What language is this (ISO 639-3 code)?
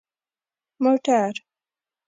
pus